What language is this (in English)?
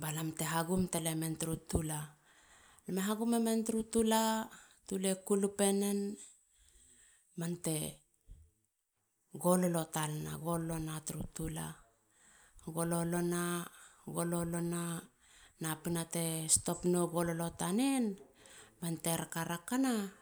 Halia